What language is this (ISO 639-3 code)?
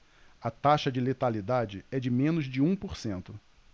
por